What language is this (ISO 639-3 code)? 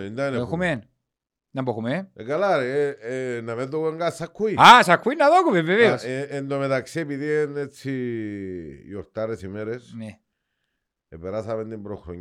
ell